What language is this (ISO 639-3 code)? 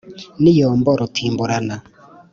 kin